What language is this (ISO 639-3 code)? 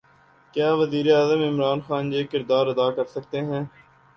urd